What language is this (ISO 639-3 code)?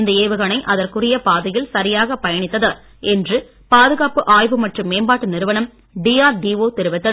tam